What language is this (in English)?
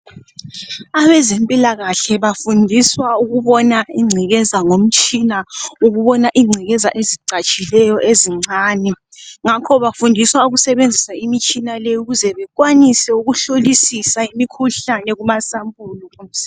North Ndebele